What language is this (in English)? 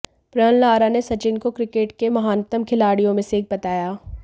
Hindi